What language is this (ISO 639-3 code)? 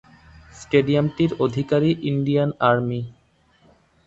ben